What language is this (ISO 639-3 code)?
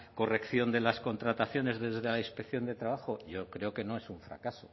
spa